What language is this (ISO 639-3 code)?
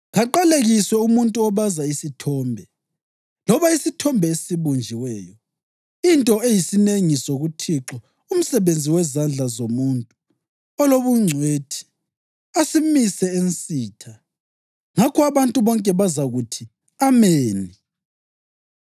nde